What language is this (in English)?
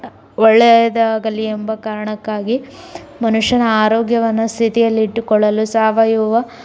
Kannada